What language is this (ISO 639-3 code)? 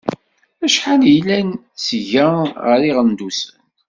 kab